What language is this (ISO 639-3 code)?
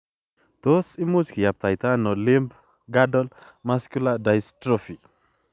kln